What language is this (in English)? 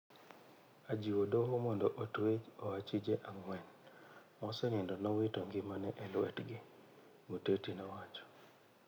Luo (Kenya and Tanzania)